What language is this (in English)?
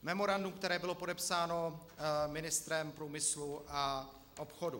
Czech